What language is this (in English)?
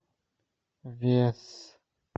Russian